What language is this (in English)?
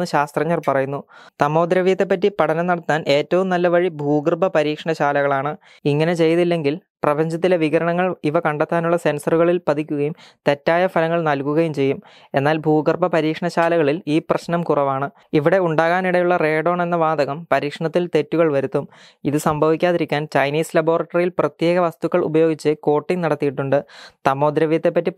Malayalam